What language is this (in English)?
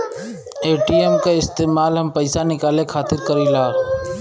Bhojpuri